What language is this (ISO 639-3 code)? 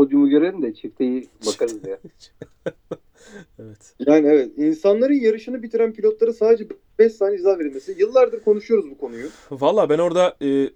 tur